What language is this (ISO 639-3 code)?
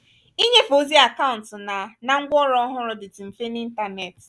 ibo